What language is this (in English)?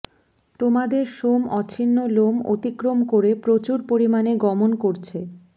Bangla